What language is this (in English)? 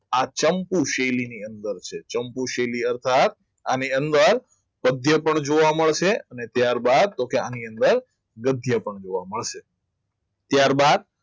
Gujarati